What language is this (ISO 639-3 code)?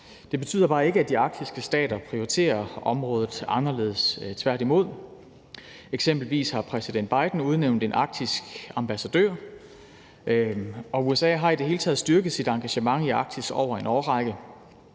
dan